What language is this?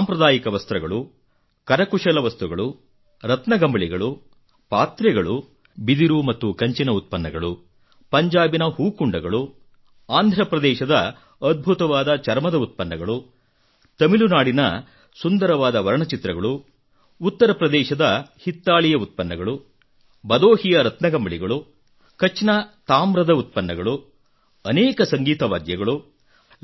Kannada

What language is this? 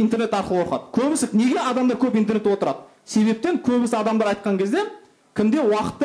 Russian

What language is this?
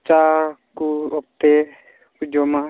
Santali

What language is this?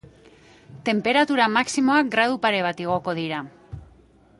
Basque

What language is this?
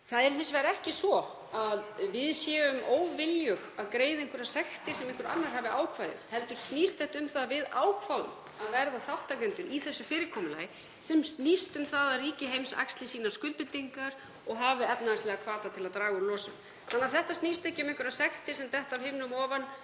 Icelandic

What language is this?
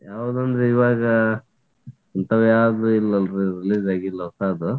Kannada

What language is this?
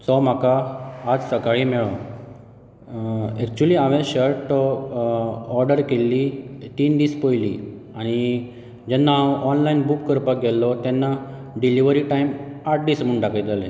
Konkani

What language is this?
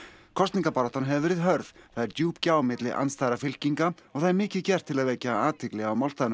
Icelandic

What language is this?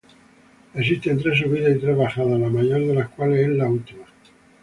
Spanish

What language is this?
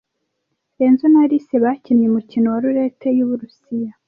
Kinyarwanda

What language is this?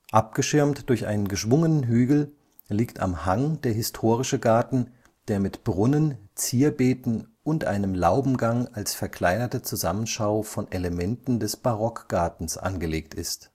German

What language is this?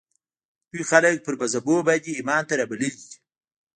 Pashto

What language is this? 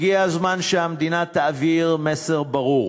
Hebrew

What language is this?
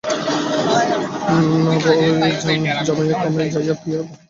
Bangla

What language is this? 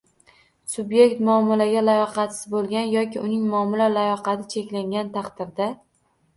Uzbek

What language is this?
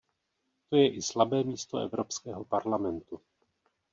Czech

